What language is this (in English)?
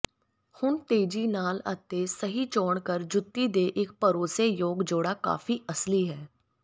Punjabi